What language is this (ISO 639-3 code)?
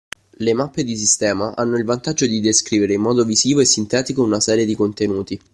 ita